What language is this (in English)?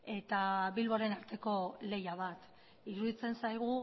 Basque